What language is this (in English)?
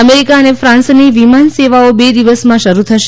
Gujarati